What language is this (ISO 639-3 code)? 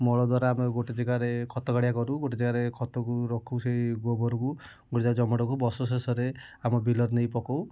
ori